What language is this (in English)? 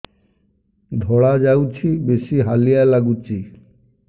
Odia